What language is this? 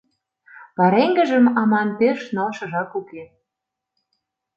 Mari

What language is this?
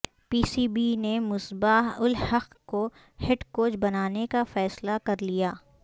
Urdu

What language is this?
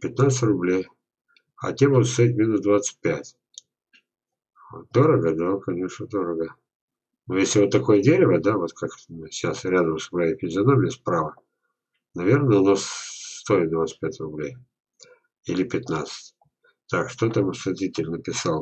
Russian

